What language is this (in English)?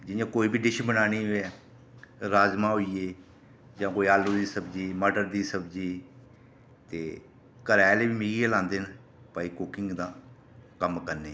Dogri